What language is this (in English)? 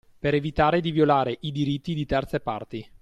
Italian